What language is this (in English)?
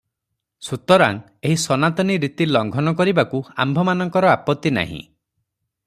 Odia